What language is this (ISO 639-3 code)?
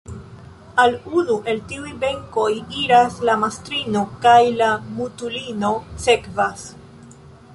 epo